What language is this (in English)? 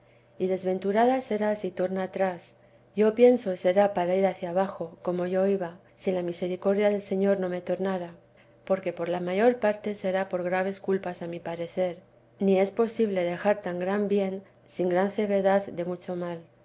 Spanish